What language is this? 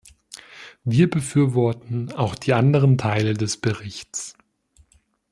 German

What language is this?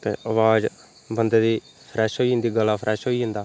Dogri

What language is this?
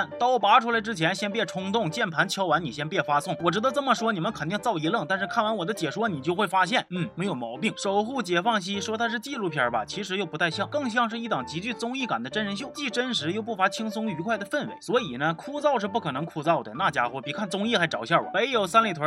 Chinese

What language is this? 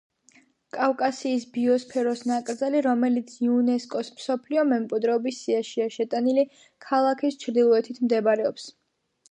Georgian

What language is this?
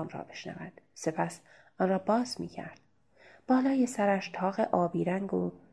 Persian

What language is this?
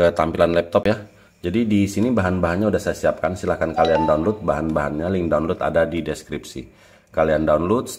Indonesian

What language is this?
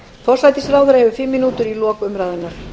Icelandic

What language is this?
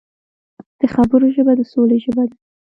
Pashto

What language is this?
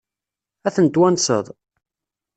Kabyle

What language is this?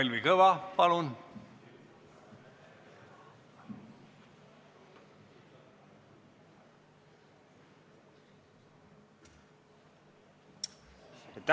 Estonian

